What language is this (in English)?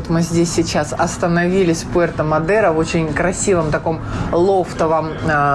Russian